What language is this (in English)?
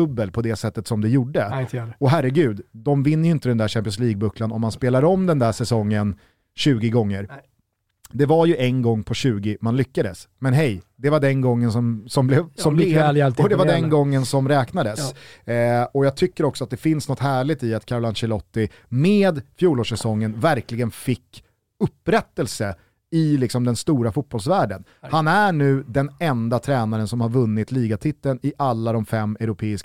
Swedish